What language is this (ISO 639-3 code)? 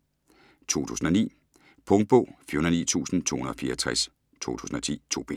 dan